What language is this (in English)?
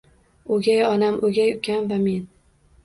Uzbek